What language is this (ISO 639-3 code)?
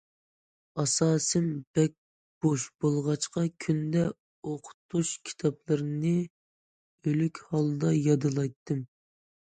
uig